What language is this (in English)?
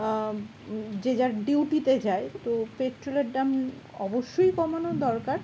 Bangla